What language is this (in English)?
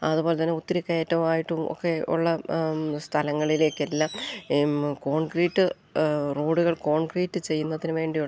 Malayalam